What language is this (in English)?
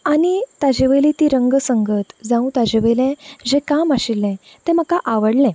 Konkani